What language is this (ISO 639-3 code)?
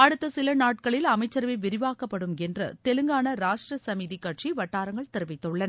tam